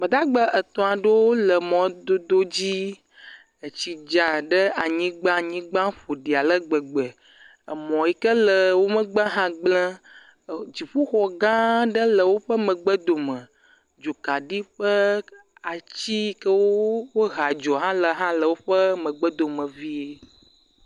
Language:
Ewe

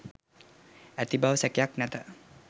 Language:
Sinhala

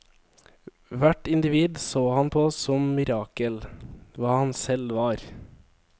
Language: Norwegian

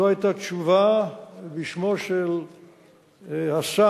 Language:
Hebrew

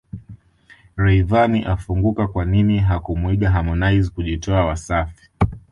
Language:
Swahili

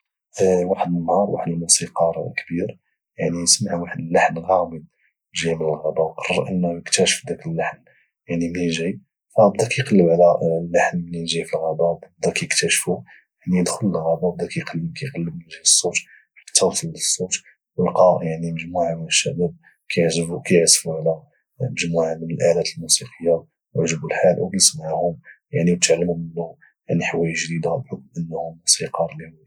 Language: Moroccan Arabic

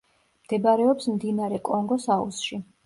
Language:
Georgian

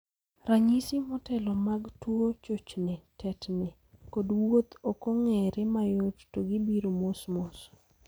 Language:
Luo (Kenya and Tanzania)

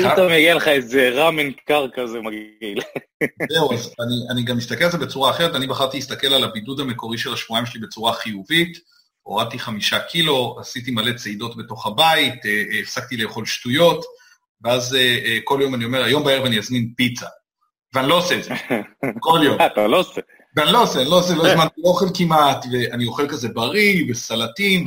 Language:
Hebrew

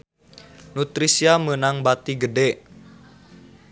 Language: Sundanese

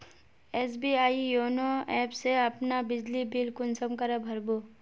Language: Magahi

